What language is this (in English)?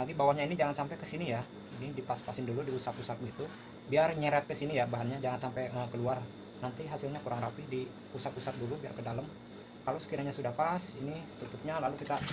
Indonesian